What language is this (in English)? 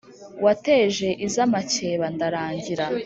Kinyarwanda